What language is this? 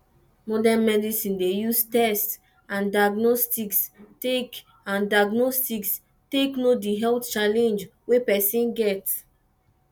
Nigerian Pidgin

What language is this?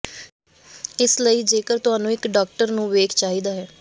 Punjabi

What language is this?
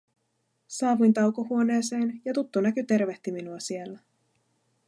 Finnish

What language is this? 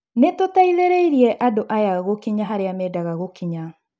Kikuyu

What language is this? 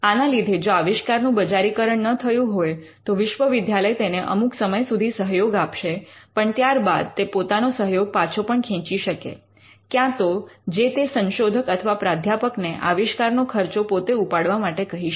Gujarati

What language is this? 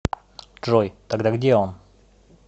Russian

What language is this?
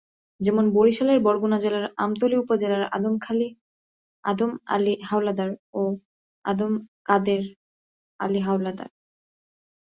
Bangla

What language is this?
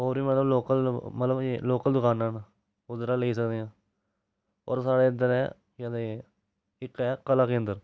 Dogri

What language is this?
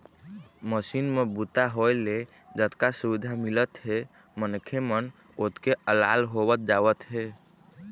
Chhattisgarhi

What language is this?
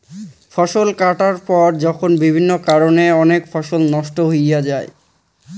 Bangla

